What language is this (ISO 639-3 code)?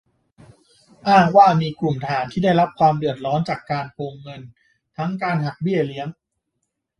tha